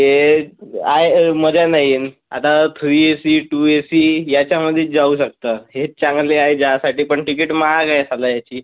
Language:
Marathi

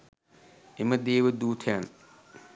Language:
Sinhala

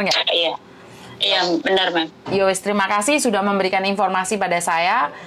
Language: Indonesian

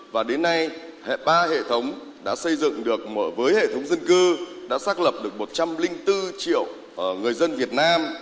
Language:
Vietnamese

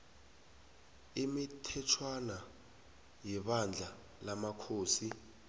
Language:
South Ndebele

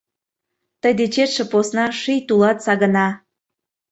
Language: Mari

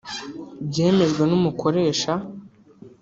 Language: Kinyarwanda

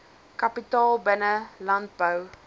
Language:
Afrikaans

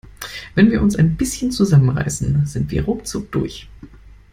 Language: German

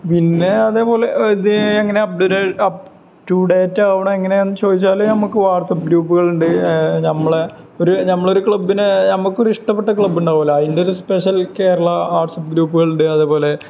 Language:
Malayalam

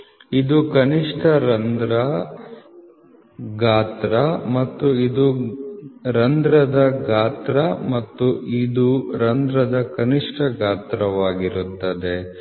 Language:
Kannada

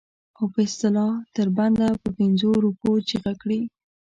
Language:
Pashto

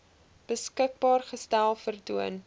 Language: Afrikaans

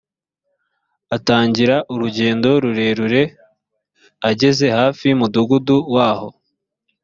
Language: Kinyarwanda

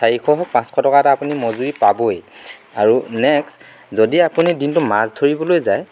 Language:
Assamese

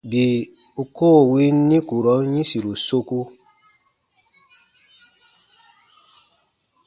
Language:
Baatonum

